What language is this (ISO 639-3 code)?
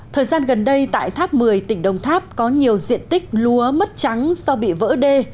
vie